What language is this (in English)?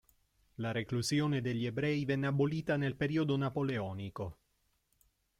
Italian